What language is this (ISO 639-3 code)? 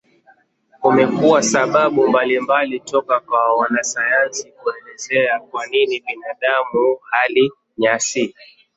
swa